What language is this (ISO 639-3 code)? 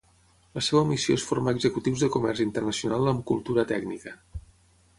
cat